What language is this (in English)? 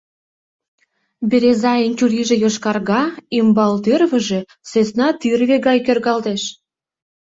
Mari